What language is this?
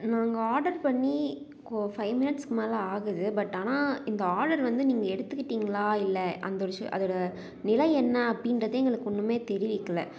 Tamil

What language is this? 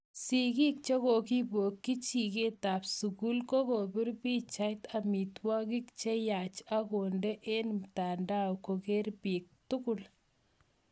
Kalenjin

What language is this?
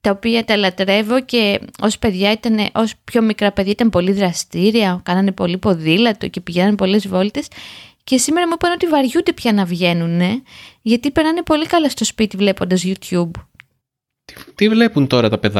Greek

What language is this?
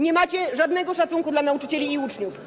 Polish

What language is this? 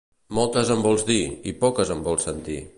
Catalan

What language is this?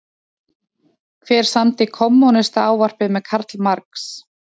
Icelandic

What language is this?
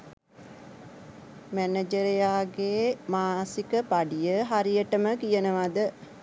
Sinhala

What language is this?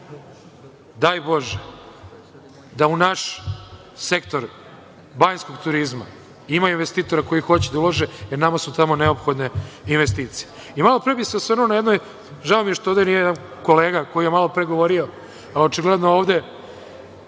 Serbian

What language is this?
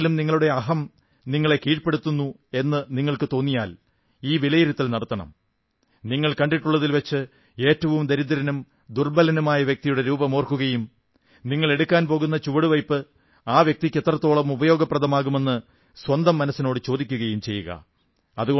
Malayalam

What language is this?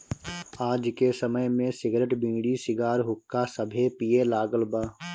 Bhojpuri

